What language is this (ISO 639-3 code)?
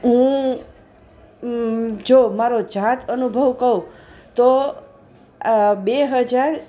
guj